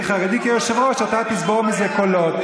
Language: Hebrew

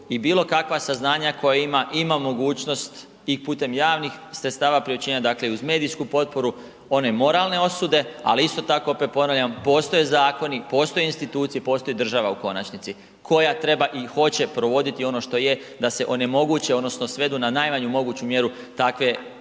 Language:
Croatian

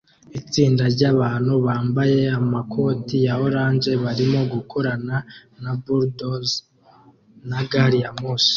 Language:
Kinyarwanda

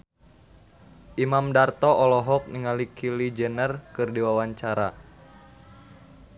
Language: Sundanese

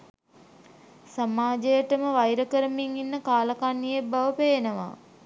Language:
Sinhala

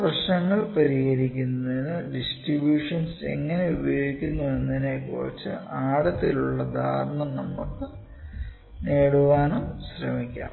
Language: Malayalam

